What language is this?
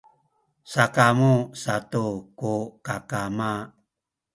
Sakizaya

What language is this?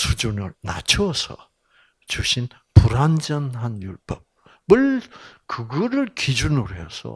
Korean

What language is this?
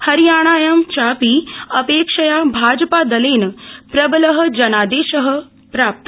Sanskrit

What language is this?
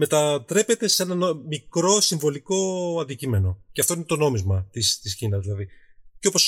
Greek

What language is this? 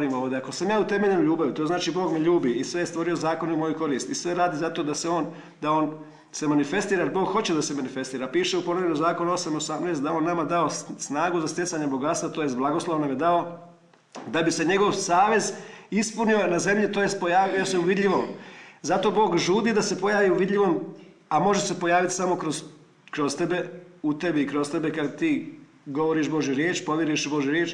Croatian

